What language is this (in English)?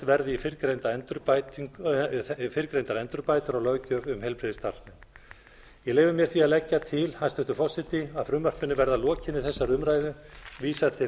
Icelandic